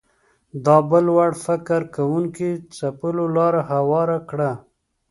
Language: Pashto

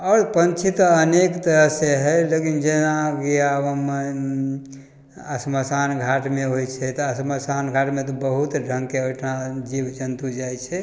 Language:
Maithili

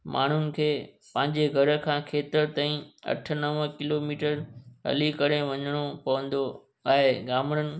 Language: Sindhi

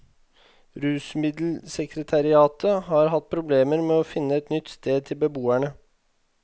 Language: Norwegian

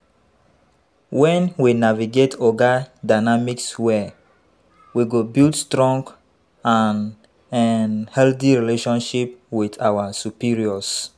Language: Nigerian Pidgin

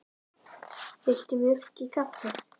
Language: Icelandic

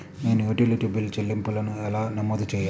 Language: Telugu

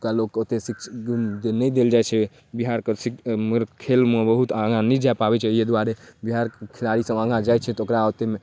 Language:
Maithili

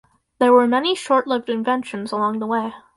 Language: English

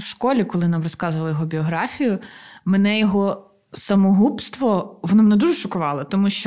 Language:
Ukrainian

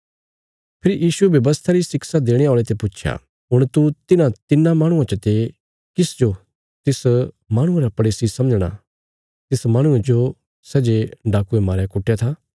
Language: Bilaspuri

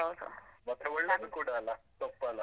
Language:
Kannada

